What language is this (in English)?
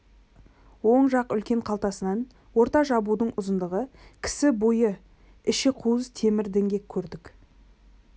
Kazakh